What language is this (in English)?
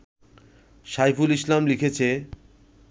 Bangla